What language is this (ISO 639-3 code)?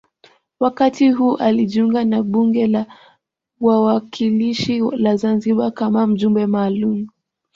swa